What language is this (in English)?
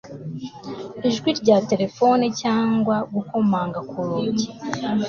Kinyarwanda